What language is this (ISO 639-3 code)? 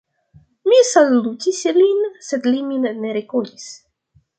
epo